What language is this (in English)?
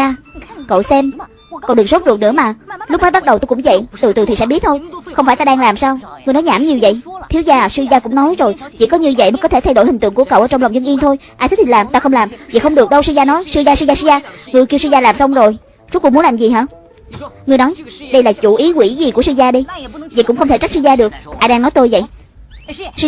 Vietnamese